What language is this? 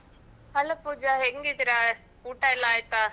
Kannada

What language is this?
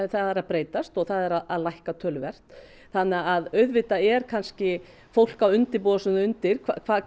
Icelandic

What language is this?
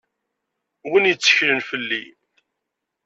Kabyle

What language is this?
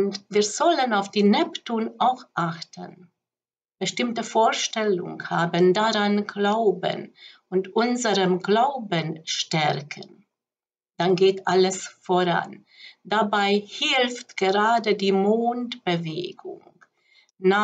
German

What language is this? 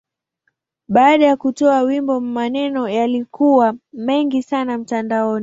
Swahili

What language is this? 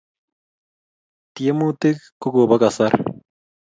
Kalenjin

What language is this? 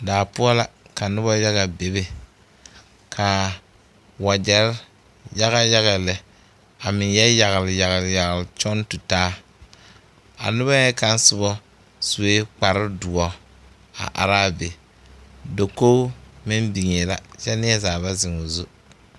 Southern Dagaare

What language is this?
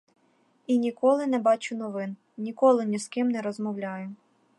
Ukrainian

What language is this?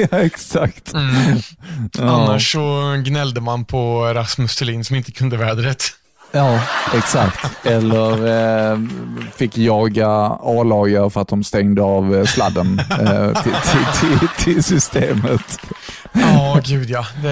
Swedish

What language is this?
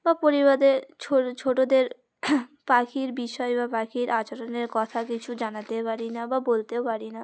Bangla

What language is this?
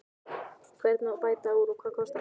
Icelandic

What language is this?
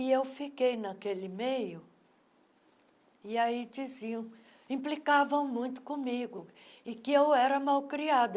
Portuguese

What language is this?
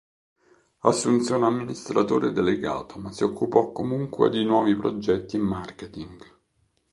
Italian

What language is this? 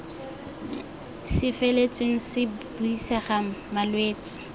Tswana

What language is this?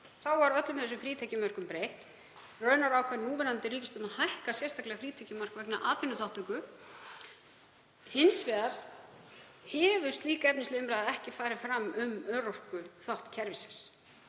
Icelandic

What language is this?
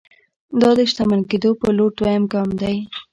Pashto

